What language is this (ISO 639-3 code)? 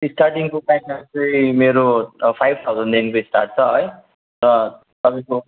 nep